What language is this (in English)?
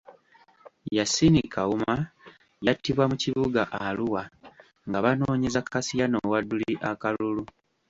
Ganda